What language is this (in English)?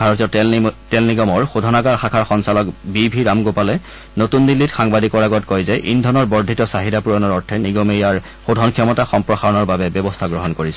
Assamese